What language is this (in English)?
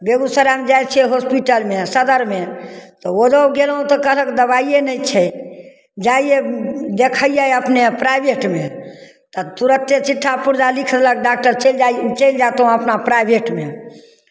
Maithili